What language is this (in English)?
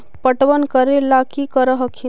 Magahi